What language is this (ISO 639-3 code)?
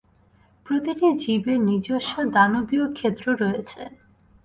ben